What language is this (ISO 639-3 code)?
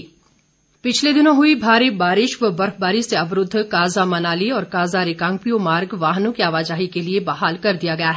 hin